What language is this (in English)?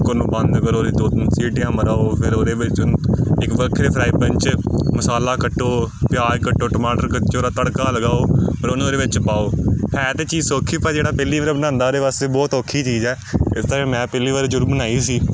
Punjabi